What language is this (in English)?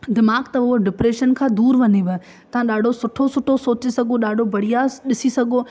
Sindhi